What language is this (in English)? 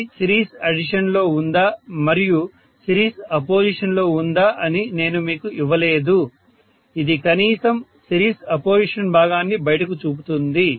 Telugu